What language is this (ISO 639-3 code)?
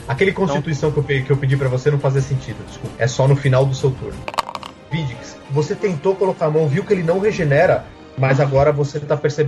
por